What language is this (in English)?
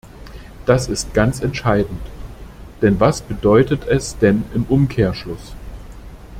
German